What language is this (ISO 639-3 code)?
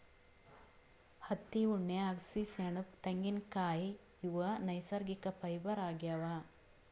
kan